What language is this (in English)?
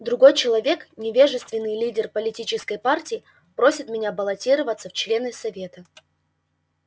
Russian